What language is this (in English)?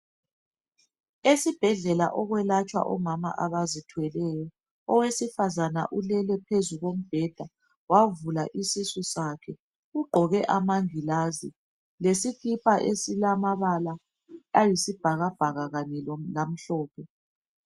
North Ndebele